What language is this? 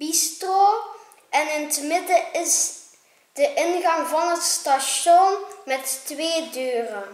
Dutch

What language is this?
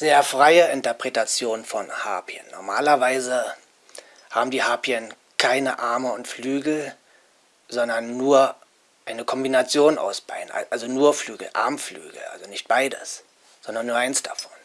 German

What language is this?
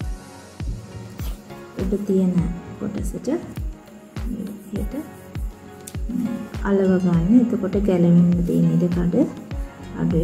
Turkish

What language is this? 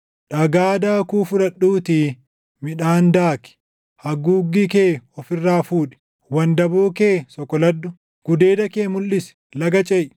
Oromo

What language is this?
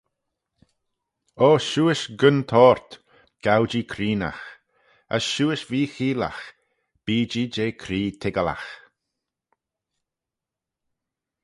Manx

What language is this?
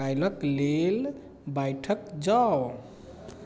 Maithili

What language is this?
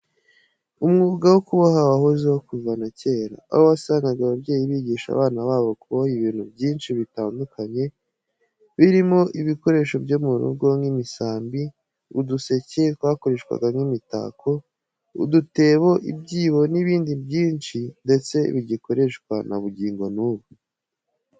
Kinyarwanda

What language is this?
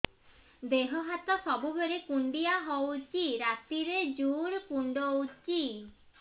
Odia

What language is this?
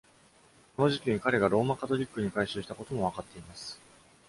Japanese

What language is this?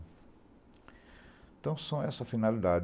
Portuguese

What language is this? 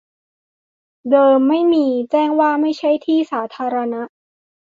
Thai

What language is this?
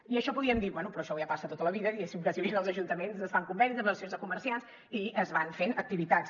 Catalan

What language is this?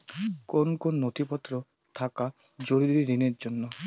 Bangla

